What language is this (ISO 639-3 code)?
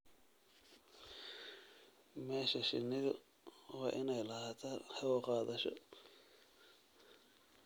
som